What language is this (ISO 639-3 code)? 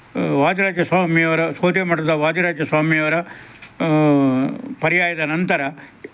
kan